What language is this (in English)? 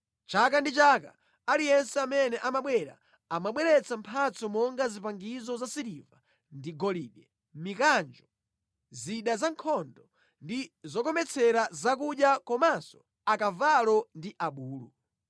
Nyanja